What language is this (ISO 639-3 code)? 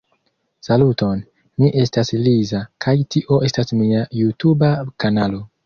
epo